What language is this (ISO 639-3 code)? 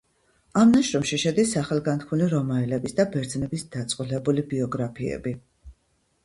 kat